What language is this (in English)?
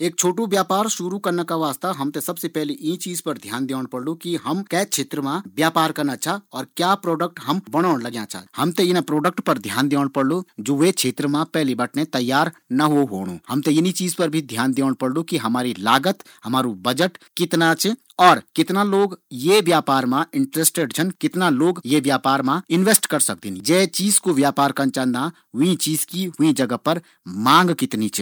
Garhwali